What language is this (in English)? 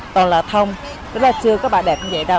Vietnamese